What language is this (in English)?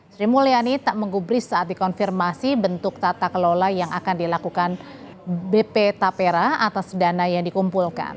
Indonesian